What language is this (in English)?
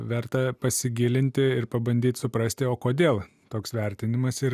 Lithuanian